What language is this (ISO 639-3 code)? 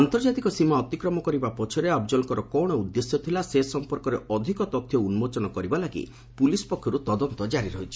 ori